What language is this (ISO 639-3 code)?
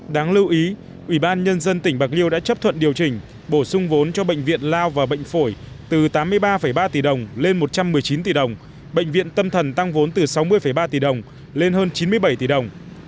vie